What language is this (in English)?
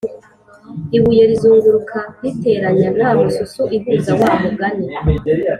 Kinyarwanda